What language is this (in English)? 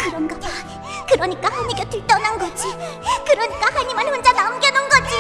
Korean